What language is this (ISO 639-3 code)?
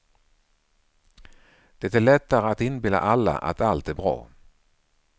swe